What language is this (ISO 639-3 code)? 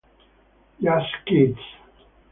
ita